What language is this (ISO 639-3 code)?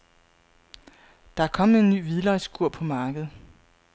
dan